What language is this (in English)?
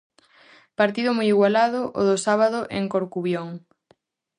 Galician